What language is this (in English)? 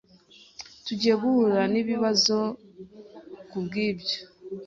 Kinyarwanda